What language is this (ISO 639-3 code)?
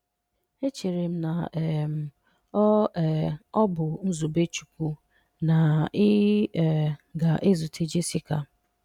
ibo